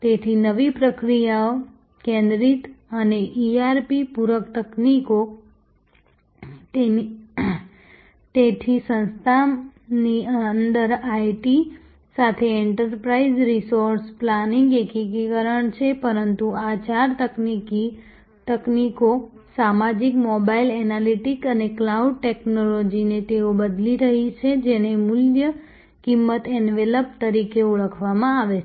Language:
Gujarati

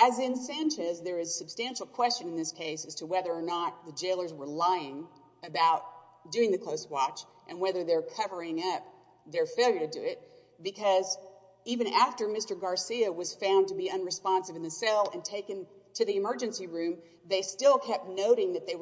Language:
English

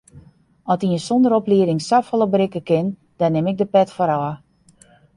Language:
Western Frisian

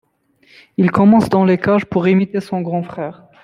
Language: French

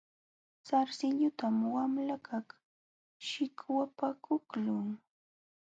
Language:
Jauja Wanca Quechua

